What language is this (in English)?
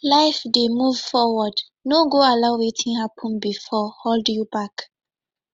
Nigerian Pidgin